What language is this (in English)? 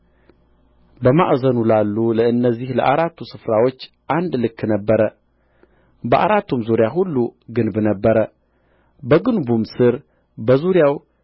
Amharic